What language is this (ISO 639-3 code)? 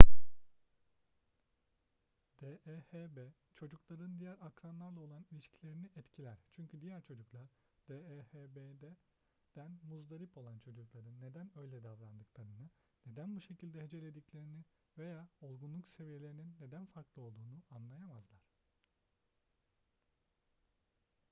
tur